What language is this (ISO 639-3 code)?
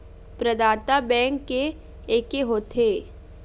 hne